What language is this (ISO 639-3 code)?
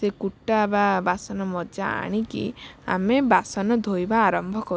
ori